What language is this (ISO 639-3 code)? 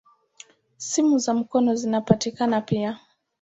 swa